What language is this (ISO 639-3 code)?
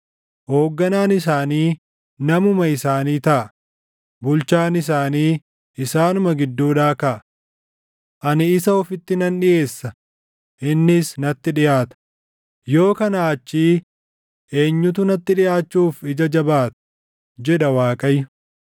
orm